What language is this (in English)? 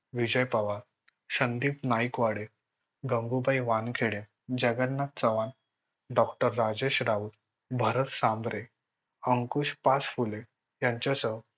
Marathi